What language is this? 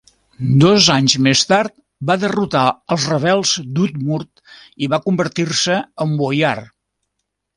Catalan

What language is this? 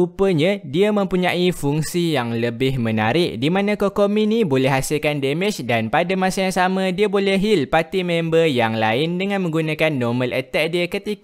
Malay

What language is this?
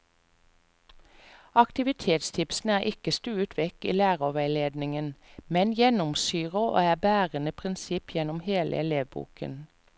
Norwegian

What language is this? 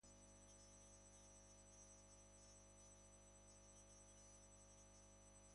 Basque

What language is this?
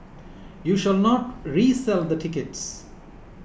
English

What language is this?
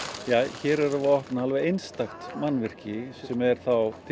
Icelandic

